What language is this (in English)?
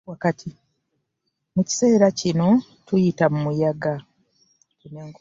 Ganda